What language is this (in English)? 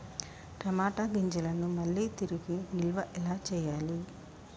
Telugu